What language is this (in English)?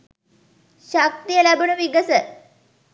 Sinhala